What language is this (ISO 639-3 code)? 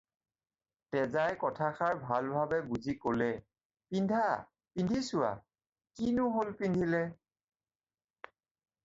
asm